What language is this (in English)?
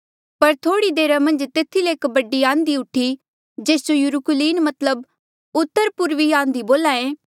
Mandeali